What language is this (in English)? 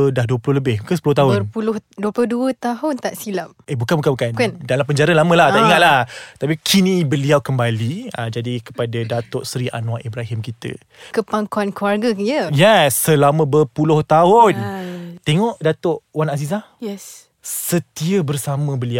Malay